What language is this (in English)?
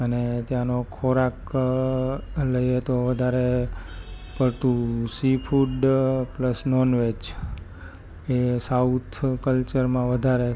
Gujarati